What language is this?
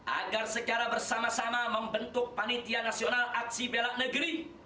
Indonesian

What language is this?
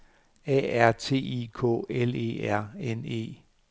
Danish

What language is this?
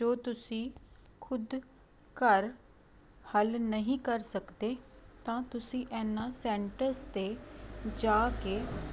Punjabi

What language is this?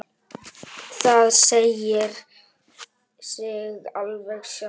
Icelandic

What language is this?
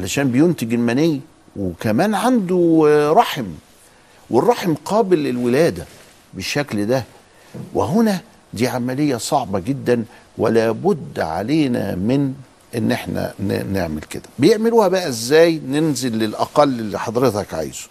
Arabic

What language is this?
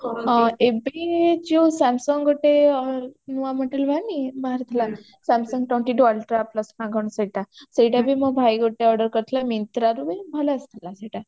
Odia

